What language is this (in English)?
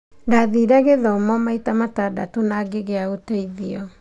Kikuyu